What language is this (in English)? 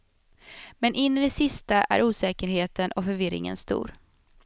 Swedish